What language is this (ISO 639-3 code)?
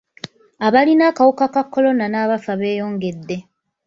lug